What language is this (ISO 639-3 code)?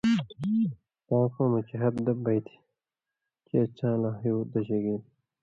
mvy